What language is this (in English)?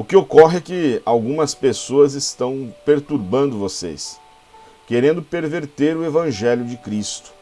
Portuguese